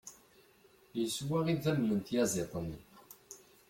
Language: Kabyle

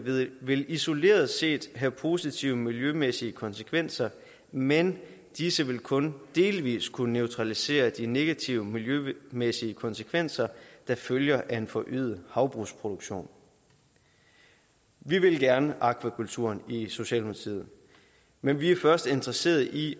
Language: Danish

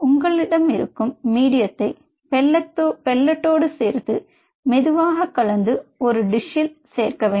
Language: Tamil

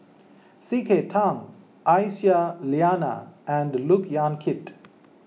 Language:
English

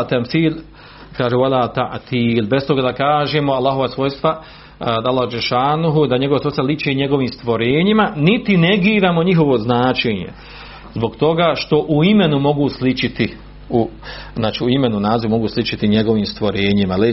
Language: Croatian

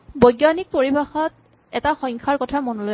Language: Assamese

